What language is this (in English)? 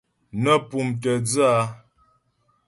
Ghomala